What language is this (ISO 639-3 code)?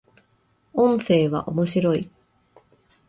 jpn